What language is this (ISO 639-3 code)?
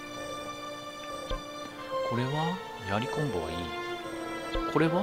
jpn